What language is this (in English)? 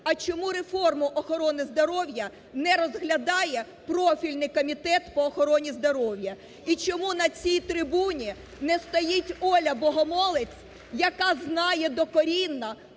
Ukrainian